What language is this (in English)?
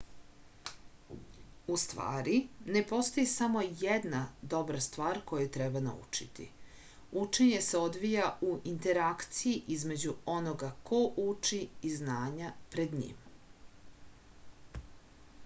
Serbian